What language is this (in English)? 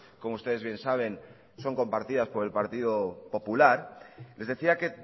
Spanish